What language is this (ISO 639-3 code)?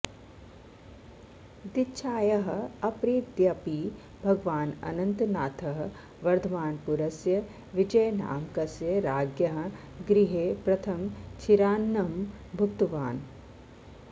san